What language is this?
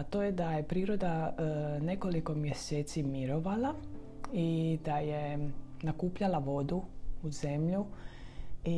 Croatian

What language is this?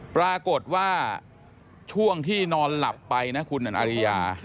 Thai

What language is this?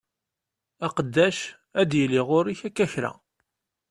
Kabyle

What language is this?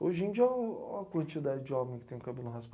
Portuguese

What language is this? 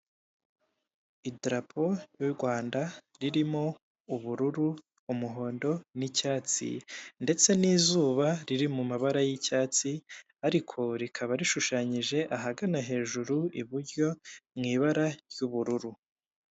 Kinyarwanda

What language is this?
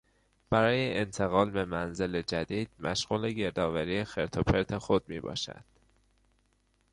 Persian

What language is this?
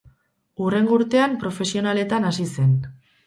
Basque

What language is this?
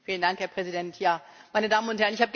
German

